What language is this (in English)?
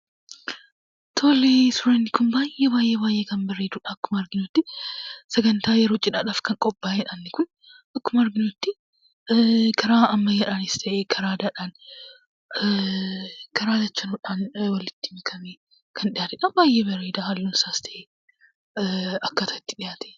Oromo